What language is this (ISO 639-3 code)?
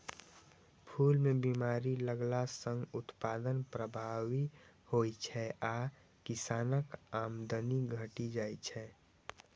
mai